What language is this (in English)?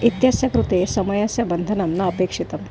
Sanskrit